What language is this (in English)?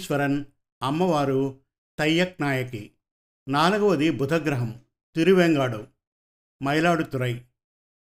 Telugu